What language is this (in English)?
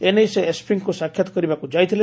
Odia